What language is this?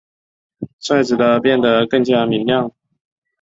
Chinese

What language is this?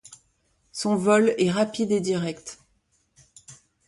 French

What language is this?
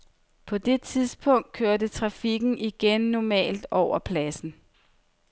Danish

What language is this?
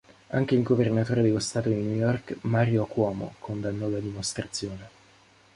Italian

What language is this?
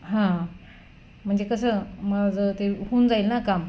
Marathi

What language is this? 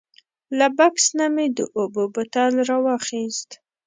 Pashto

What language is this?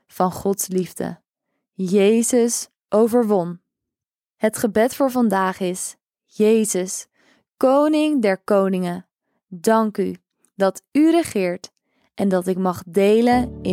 Dutch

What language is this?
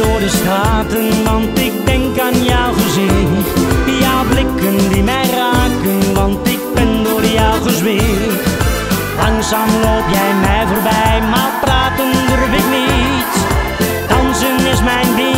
Dutch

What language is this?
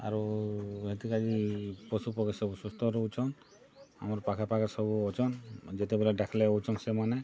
Odia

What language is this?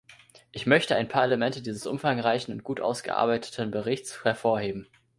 German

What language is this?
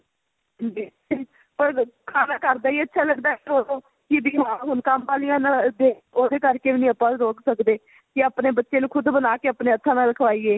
Punjabi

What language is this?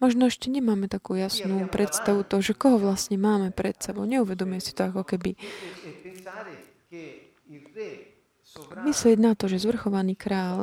Slovak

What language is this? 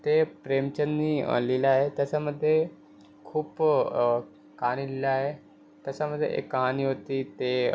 Marathi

